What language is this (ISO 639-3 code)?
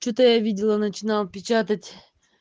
rus